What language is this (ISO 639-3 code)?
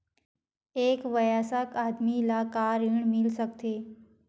hne